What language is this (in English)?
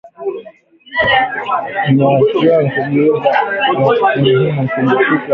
Swahili